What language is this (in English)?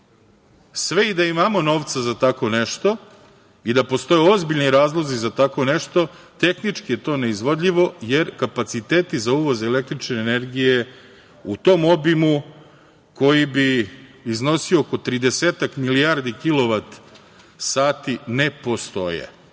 Serbian